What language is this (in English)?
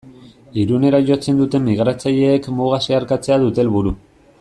Basque